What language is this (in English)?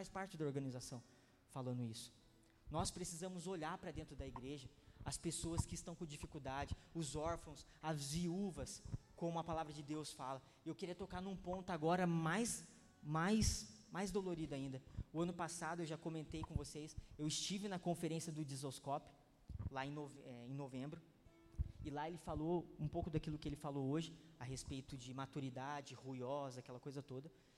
Portuguese